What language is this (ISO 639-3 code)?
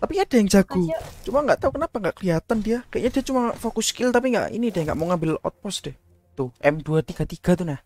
ind